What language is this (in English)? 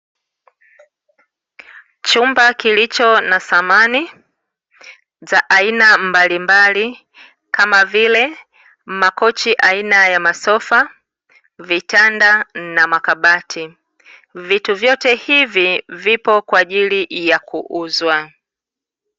Swahili